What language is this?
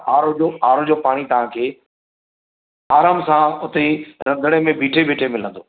Sindhi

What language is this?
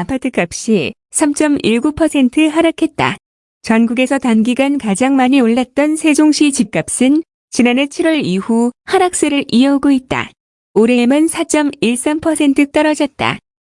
Korean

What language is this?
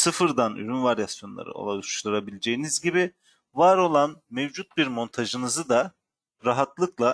Turkish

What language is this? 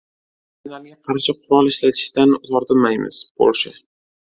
Uzbek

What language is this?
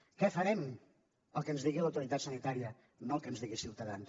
Catalan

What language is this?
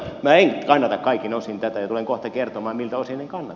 Finnish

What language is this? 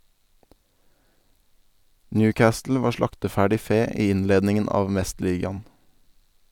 Norwegian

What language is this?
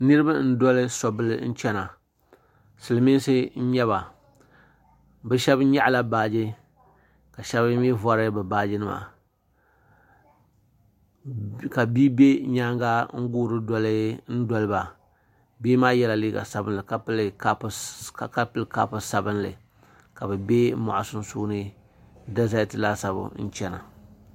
Dagbani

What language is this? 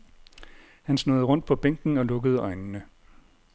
Danish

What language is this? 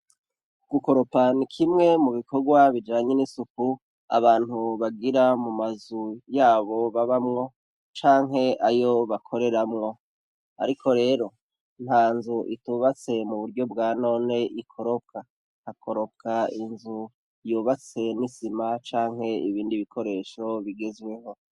Rundi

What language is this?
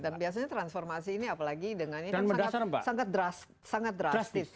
Indonesian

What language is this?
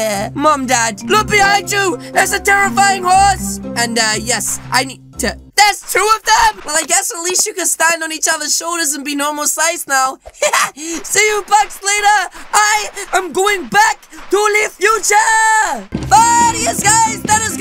English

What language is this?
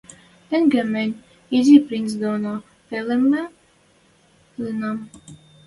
Western Mari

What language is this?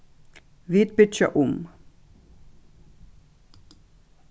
Faroese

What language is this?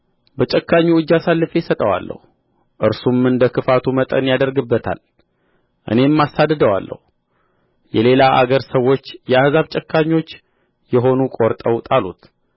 Amharic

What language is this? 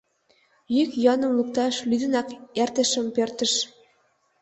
Mari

